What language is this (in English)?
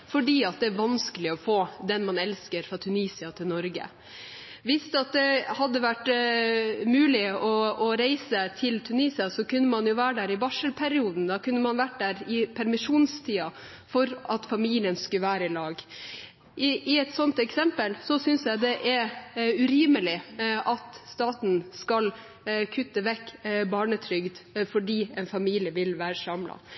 Norwegian Bokmål